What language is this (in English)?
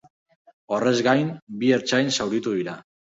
Basque